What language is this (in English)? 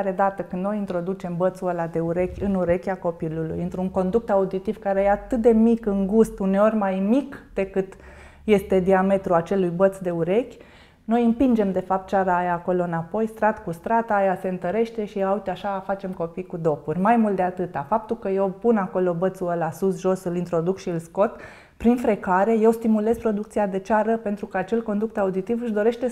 Romanian